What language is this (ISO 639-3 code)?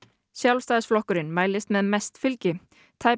isl